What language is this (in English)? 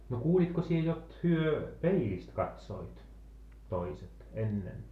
Finnish